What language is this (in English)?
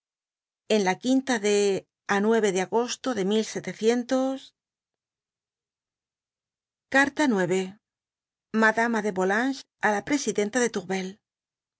Spanish